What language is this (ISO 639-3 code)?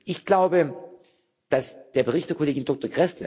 deu